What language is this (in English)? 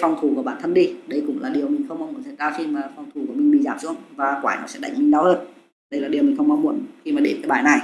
Vietnamese